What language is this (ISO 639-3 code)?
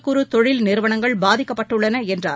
tam